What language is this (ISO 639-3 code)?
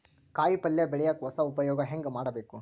kan